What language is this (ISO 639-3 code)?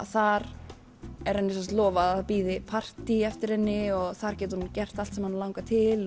isl